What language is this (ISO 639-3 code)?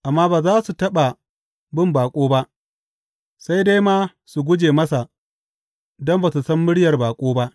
hau